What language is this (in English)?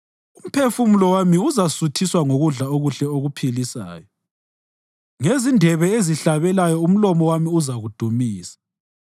North Ndebele